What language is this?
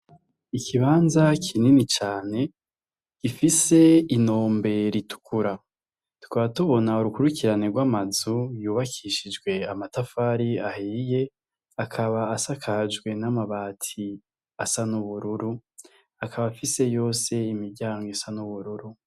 Rundi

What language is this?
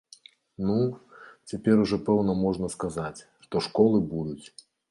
Belarusian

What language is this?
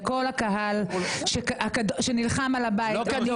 Hebrew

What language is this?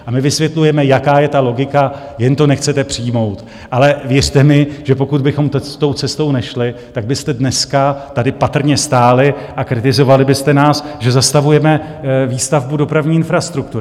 Czech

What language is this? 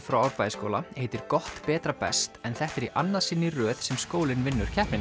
Icelandic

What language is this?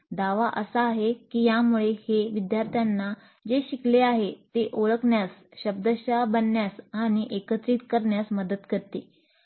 Marathi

